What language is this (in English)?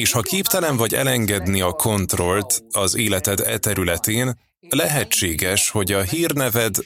Hungarian